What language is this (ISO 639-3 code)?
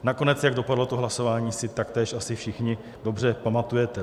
ces